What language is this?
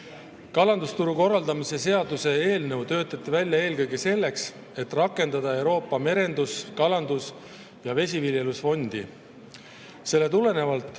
Estonian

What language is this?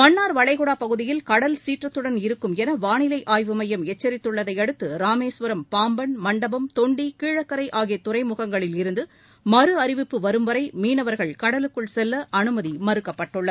Tamil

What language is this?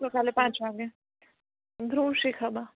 Gujarati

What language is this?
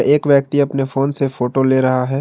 Hindi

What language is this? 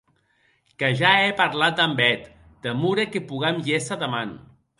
Occitan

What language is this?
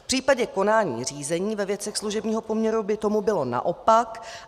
Czech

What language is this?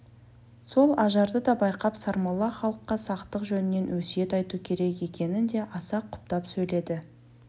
Kazakh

